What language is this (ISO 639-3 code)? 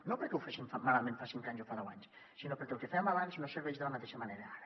cat